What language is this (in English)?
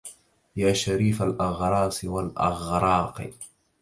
Arabic